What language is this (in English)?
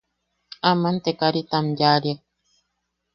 Yaqui